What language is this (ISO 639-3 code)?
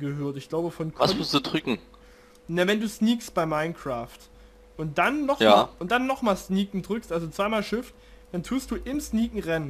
deu